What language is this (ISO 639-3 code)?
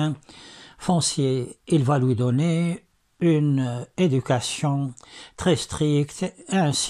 fra